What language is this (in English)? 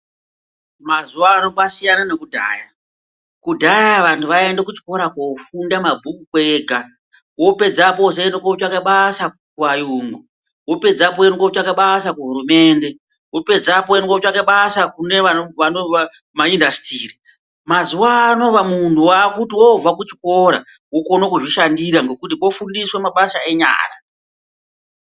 Ndau